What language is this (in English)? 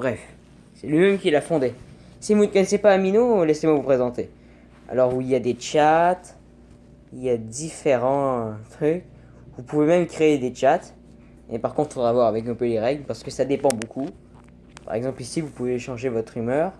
French